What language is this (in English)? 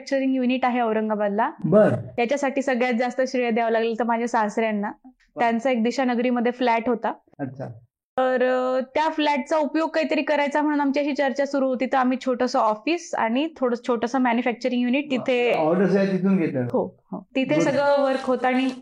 Marathi